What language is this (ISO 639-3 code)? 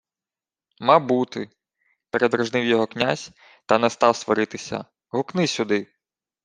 ukr